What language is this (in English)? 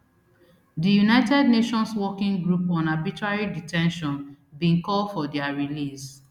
Nigerian Pidgin